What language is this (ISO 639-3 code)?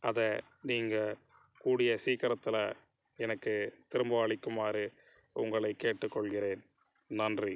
tam